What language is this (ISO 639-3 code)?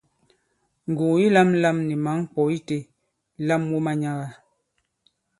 abb